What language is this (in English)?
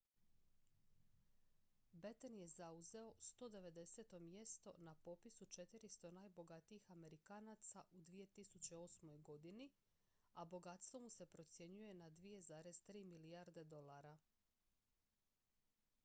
Croatian